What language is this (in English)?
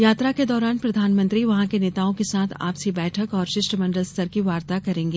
Hindi